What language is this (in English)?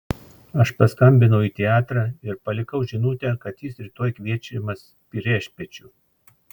Lithuanian